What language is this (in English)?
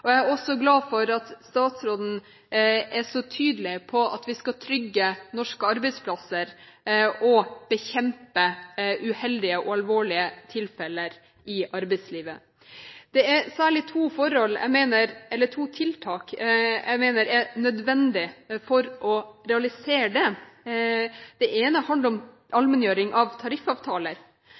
Norwegian Bokmål